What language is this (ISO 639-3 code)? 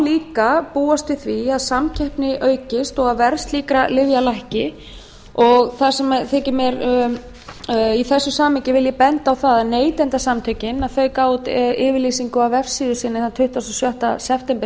isl